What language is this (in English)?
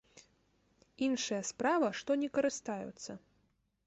Belarusian